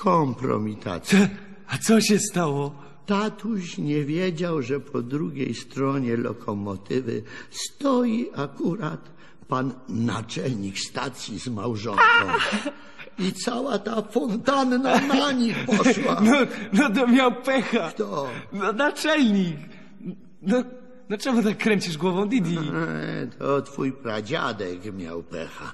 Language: Polish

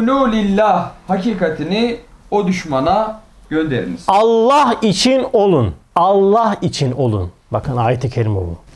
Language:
Turkish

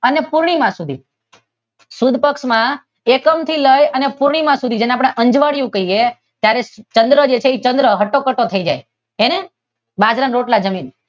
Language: Gujarati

